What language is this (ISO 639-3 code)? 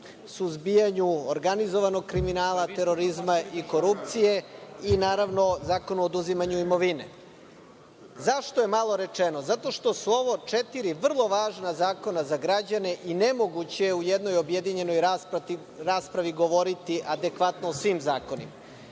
srp